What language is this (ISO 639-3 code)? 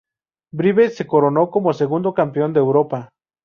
spa